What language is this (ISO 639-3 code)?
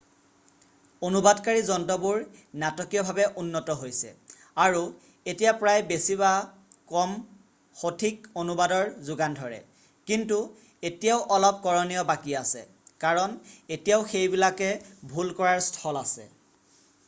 asm